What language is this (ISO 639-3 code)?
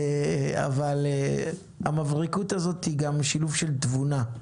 heb